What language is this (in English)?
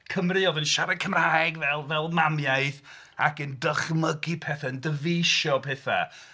Welsh